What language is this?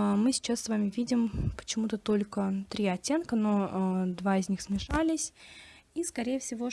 Russian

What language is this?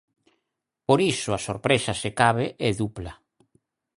Galician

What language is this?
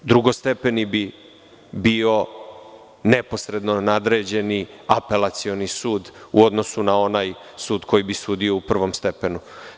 Serbian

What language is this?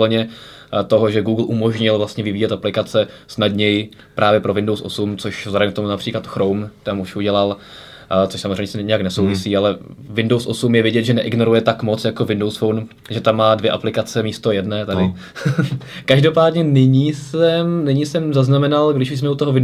Czech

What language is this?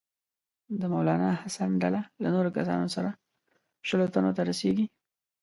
Pashto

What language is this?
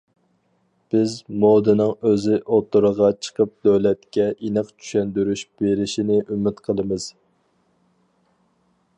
Uyghur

